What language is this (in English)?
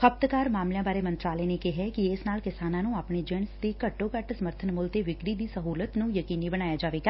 Punjabi